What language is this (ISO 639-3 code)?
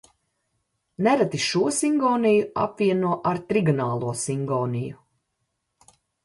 lav